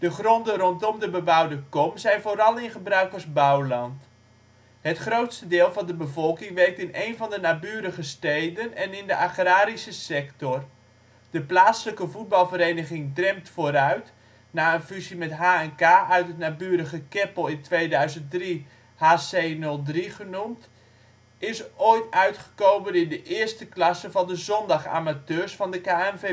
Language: Dutch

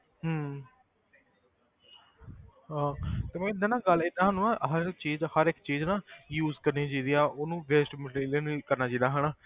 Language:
Punjabi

